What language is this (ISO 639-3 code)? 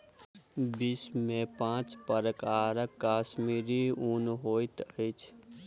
mai